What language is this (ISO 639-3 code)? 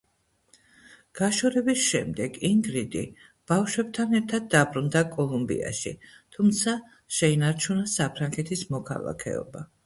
kat